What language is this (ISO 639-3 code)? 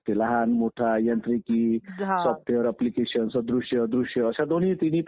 mar